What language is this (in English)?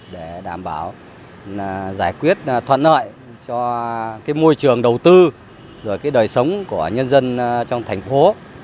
Vietnamese